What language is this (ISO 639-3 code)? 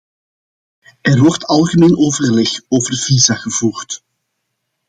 nld